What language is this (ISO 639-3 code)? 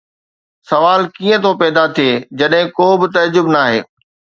snd